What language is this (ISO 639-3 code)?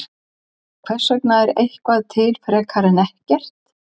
isl